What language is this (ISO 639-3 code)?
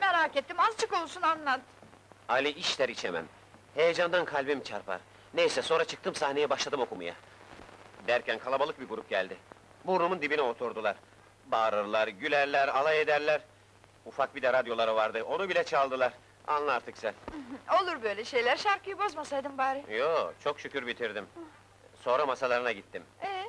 tur